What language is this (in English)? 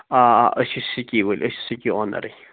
Kashmiri